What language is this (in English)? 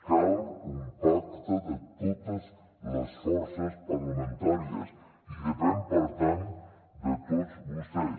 Catalan